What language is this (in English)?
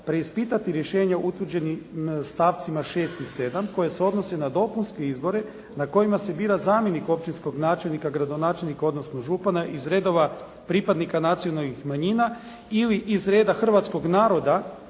Croatian